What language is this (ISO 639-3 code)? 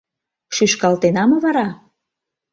chm